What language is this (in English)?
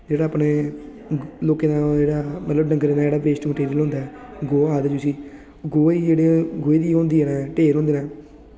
Dogri